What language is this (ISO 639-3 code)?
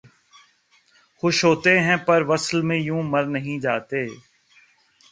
urd